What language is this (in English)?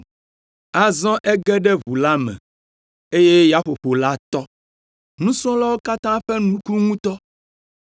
Ewe